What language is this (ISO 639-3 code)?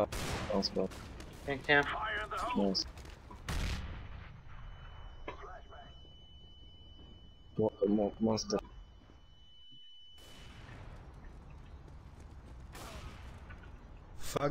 pol